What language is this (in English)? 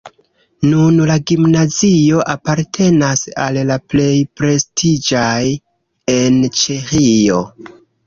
Esperanto